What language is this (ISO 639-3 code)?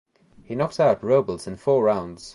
eng